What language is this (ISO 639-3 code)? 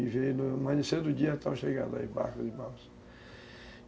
por